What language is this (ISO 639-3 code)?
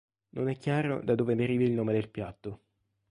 ita